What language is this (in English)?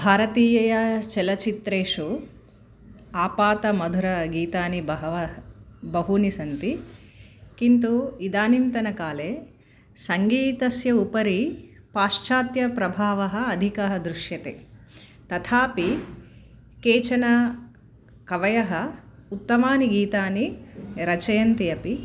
Sanskrit